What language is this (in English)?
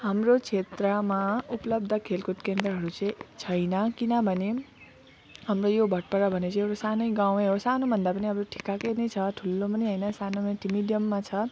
Nepali